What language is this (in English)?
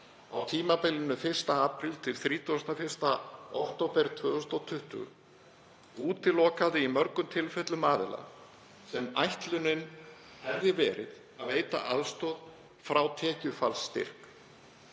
Icelandic